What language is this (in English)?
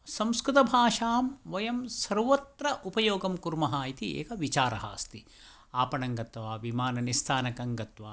Sanskrit